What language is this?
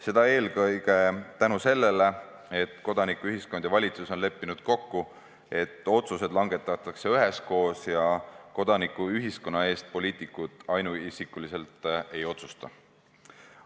Estonian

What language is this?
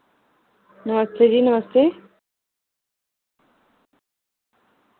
Dogri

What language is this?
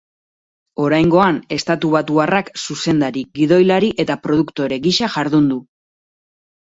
Basque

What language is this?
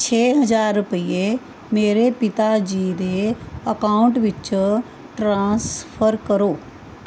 Punjabi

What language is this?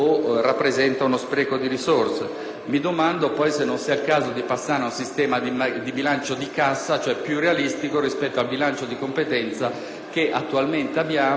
Italian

